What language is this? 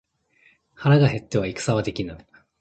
Japanese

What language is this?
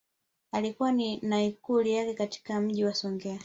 Swahili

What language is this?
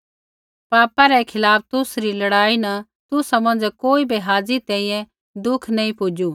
Kullu Pahari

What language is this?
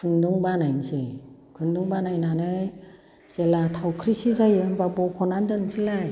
Bodo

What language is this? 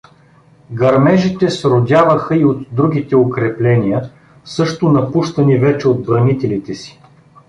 Bulgarian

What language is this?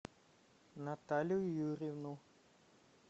Russian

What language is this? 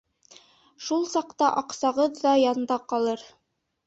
Bashkir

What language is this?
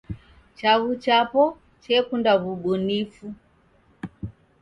Taita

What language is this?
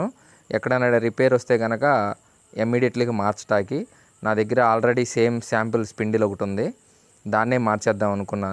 Telugu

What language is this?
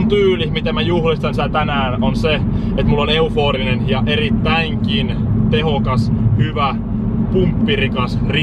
Finnish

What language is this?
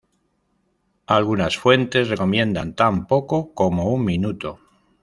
Spanish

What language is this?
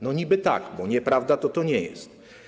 Polish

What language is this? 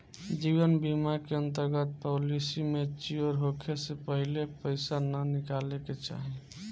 Bhojpuri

